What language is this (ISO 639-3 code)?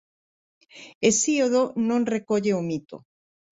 glg